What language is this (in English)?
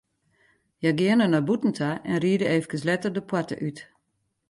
Western Frisian